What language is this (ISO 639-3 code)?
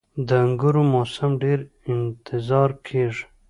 pus